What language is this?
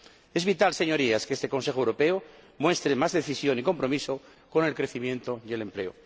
Spanish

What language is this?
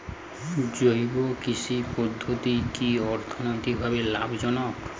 Bangla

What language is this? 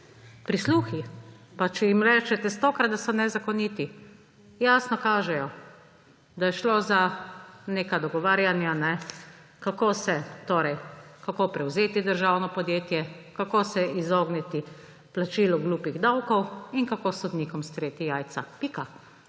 Slovenian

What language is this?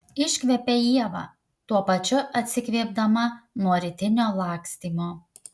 Lithuanian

